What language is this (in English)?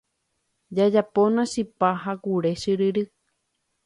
Guarani